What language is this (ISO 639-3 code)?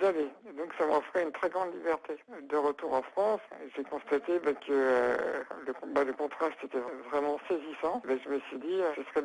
fra